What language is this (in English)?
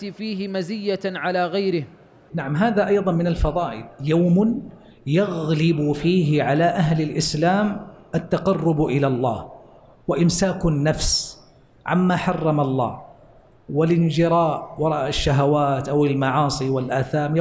Arabic